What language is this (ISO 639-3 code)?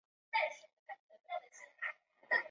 zho